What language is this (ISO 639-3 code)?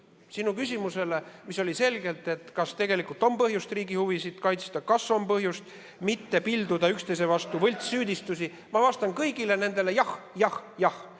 est